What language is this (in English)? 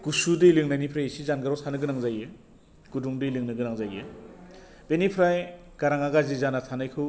Bodo